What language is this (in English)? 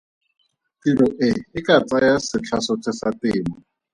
Tswana